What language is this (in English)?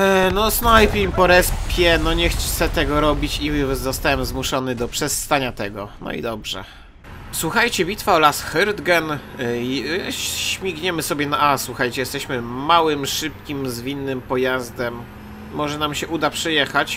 Polish